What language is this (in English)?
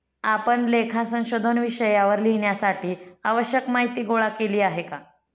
Marathi